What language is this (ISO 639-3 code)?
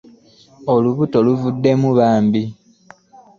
lug